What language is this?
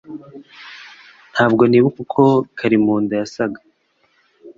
Kinyarwanda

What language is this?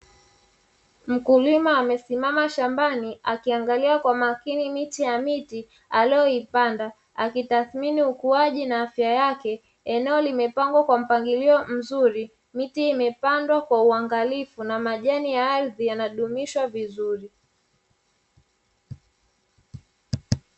Swahili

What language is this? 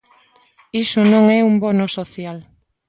Galician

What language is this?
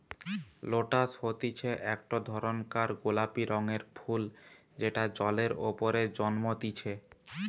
Bangla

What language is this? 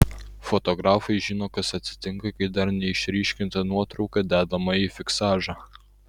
Lithuanian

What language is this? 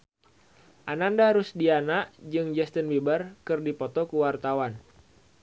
Sundanese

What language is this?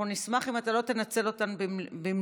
Hebrew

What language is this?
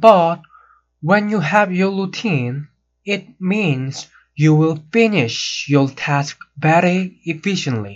Korean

